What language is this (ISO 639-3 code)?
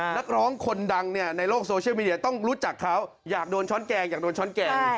tha